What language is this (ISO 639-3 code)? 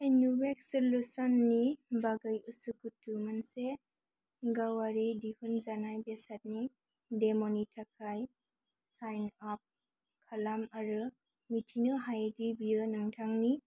brx